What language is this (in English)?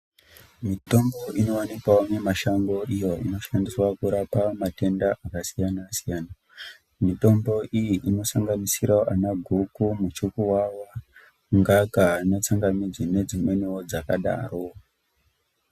Ndau